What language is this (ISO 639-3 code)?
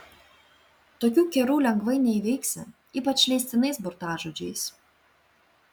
lit